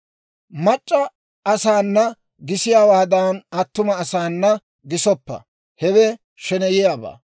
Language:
Dawro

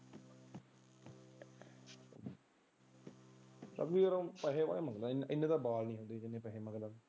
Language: Punjabi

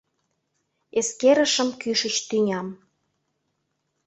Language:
Mari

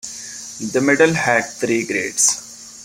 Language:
English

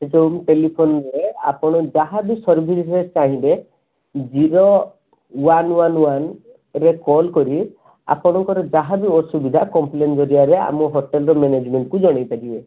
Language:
Odia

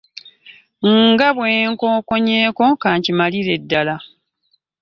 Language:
Ganda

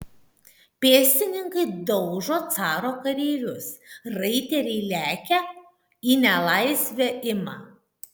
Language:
Lithuanian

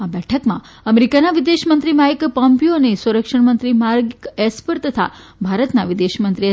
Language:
Gujarati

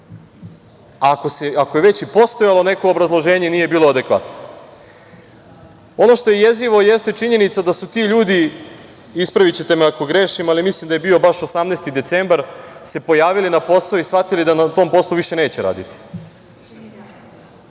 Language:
Serbian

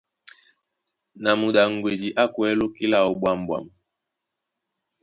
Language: Duala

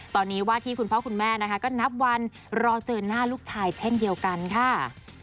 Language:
Thai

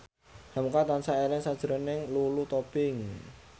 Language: Javanese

